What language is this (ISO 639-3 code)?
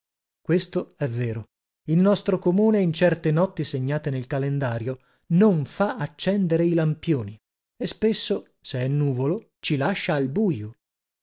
ita